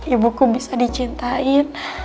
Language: Indonesian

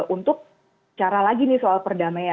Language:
Indonesian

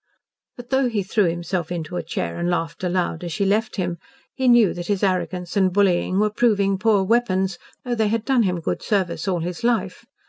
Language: English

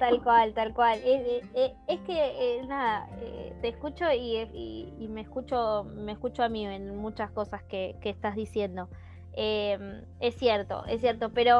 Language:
Spanish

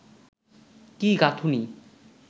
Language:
Bangla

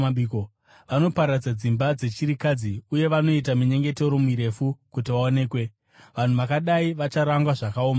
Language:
Shona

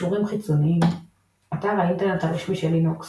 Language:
Hebrew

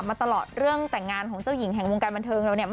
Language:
Thai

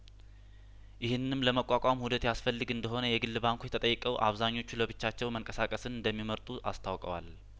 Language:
Amharic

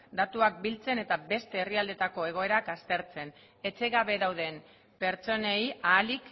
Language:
Basque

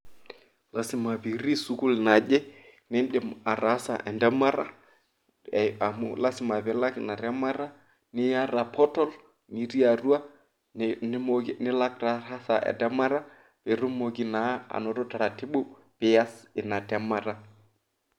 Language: Masai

